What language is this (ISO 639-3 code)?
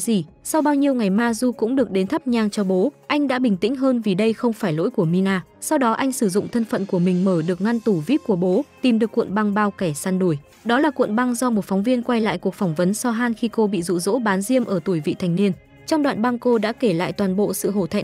vie